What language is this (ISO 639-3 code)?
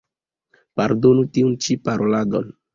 epo